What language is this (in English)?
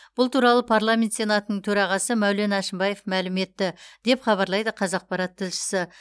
Kazakh